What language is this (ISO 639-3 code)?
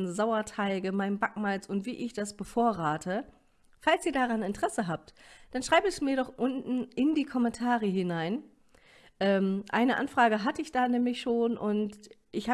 deu